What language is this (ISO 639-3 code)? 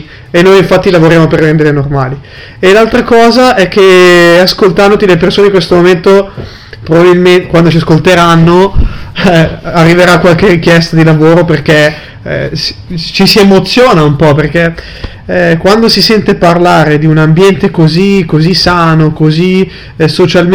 ita